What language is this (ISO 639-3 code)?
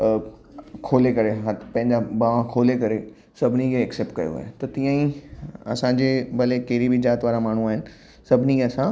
snd